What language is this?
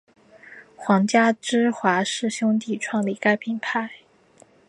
Chinese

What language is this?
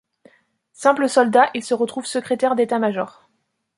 French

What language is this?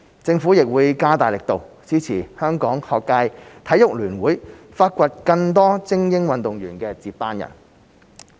Cantonese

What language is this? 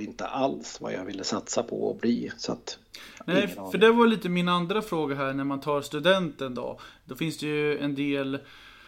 Swedish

